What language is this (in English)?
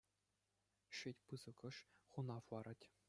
Chuvash